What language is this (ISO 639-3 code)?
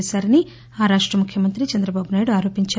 tel